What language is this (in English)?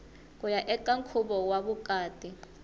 Tsonga